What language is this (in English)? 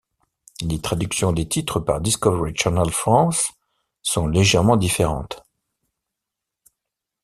French